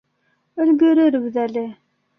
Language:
Bashkir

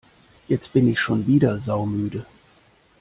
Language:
German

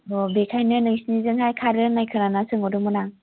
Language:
Bodo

